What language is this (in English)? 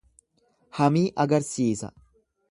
Oromo